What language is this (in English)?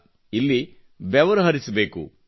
Kannada